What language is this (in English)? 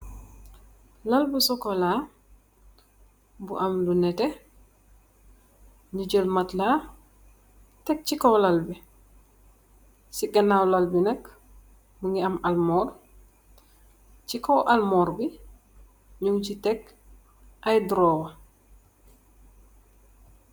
Wolof